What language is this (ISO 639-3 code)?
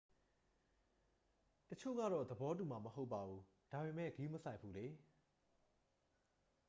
mya